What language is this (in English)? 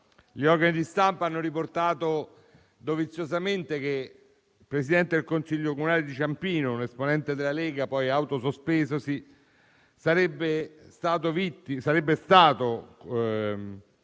Italian